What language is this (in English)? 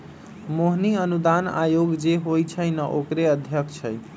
Magahi